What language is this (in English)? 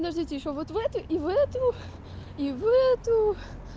Russian